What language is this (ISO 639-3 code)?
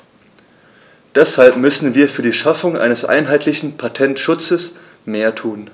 deu